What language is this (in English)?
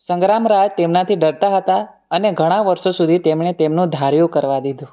Gujarati